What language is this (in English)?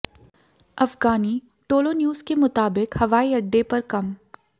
Hindi